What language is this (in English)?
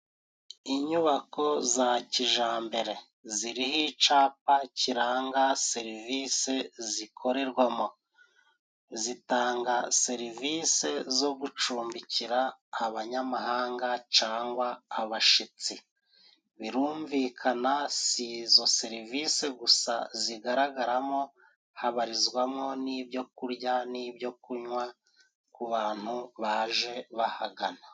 Kinyarwanda